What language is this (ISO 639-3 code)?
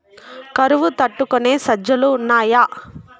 tel